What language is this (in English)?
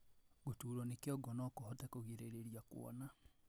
Kikuyu